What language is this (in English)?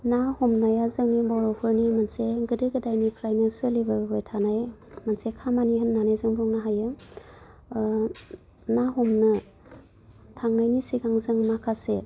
Bodo